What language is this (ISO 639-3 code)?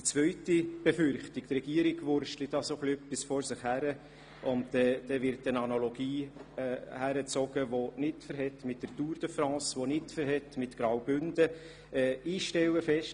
gsw